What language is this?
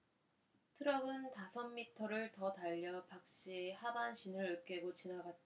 Korean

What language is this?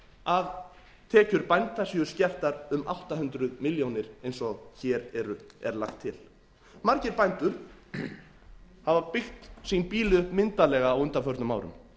Icelandic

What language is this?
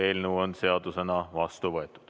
Estonian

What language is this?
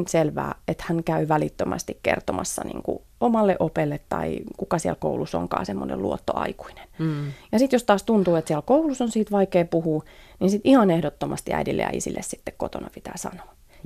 Finnish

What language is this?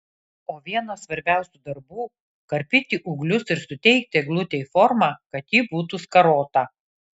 Lithuanian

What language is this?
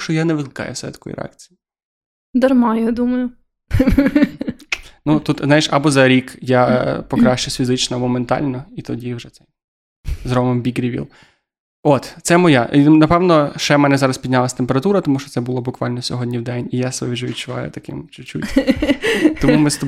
Ukrainian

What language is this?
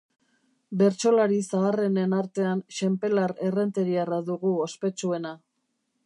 Basque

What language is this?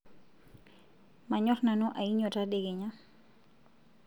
Masai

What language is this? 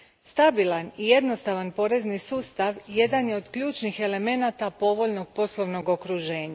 Croatian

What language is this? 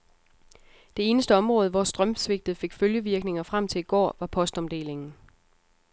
Danish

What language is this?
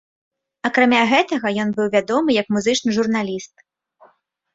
Belarusian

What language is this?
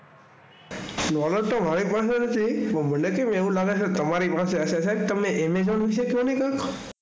Gujarati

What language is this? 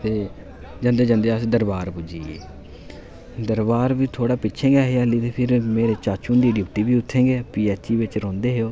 Dogri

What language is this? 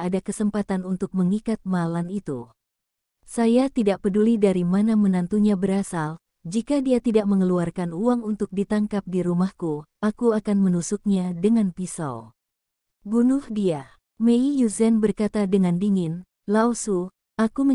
Indonesian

